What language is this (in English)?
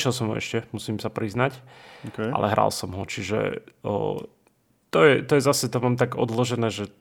Slovak